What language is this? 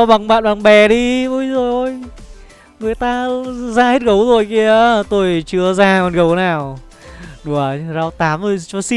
Vietnamese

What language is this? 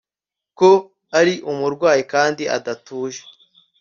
Kinyarwanda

